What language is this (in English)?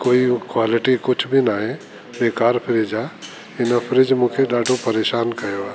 Sindhi